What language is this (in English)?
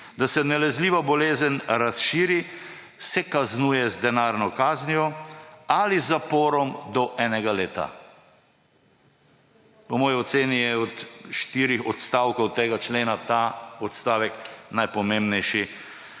Slovenian